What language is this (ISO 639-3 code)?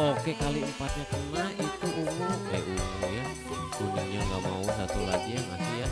ind